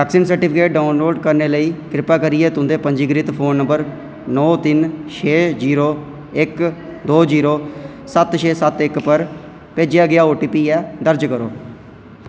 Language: Dogri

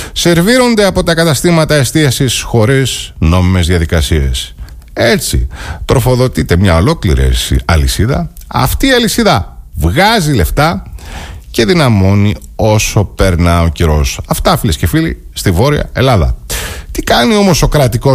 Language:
Greek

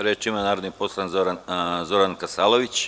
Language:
Serbian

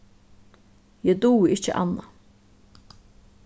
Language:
Faroese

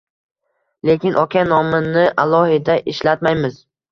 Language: Uzbek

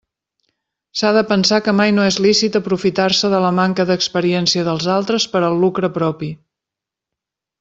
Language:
Catalan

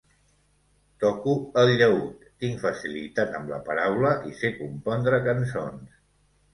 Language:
Catalan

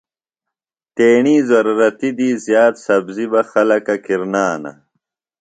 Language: Phalura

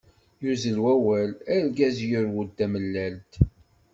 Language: Kabyle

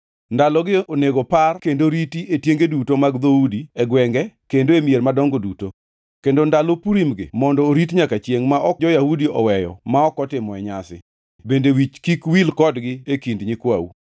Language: Luo (Kenya and Tanzania)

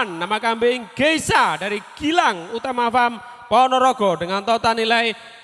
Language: Indonesian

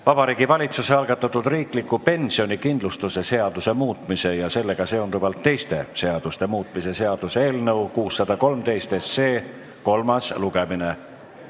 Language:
Estonian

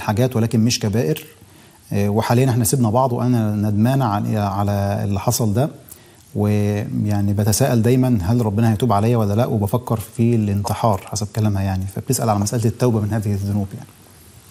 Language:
Arabic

